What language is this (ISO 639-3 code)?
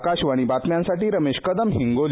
mar